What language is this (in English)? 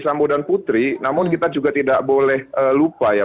Indonesian